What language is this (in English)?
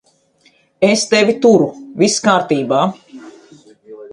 Latvian